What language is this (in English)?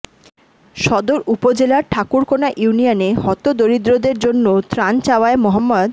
Bangla